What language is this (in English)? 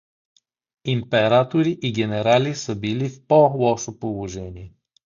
Bulgarian